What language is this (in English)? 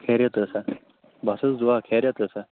Kashmiri